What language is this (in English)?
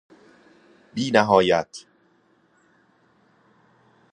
Persian